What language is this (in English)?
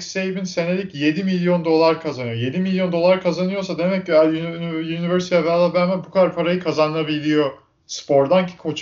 Turkish